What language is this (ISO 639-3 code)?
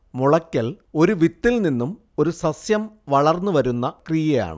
mal